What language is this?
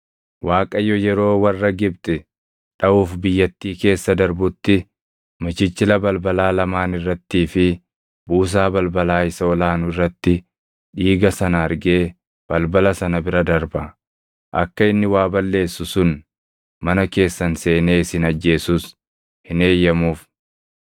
Oromo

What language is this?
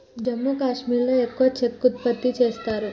Telugu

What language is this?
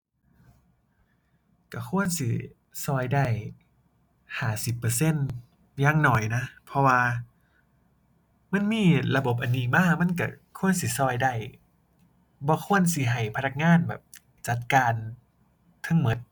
Thai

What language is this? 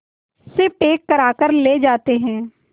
Hindi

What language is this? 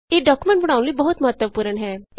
Punjabi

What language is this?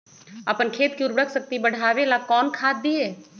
Magahi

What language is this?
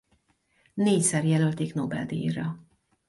Hungarian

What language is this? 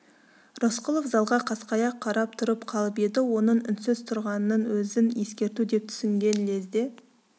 Kazakh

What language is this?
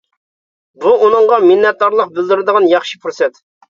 Uyghur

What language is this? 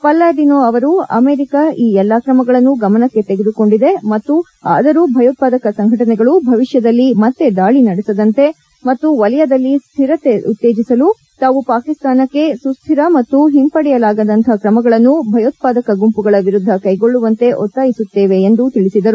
Kannada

